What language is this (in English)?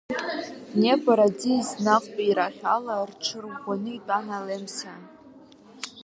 Abkhazian